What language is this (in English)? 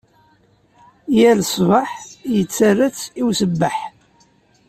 Kabyle